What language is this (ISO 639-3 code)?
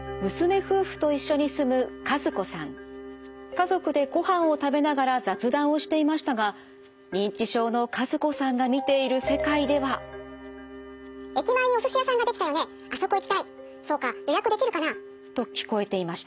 jpn